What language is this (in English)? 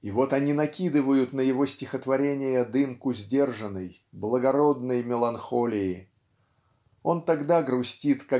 Russian